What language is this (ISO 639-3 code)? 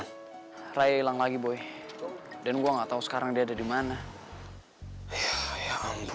ind